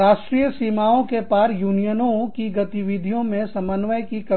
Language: Hindi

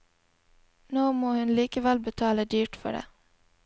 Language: Norwegian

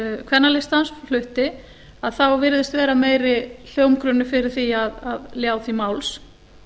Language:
Icelandic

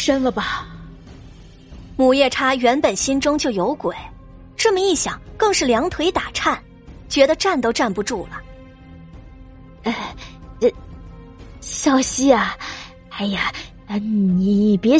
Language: Chinese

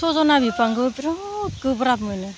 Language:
Bodo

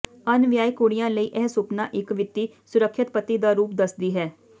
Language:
Punjabi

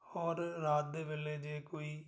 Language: Punjabi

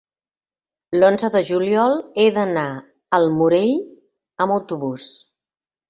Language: Catalan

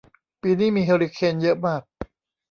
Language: Thai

